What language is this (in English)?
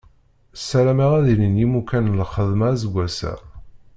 Kabyle